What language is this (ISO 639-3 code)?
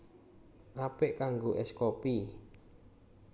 jav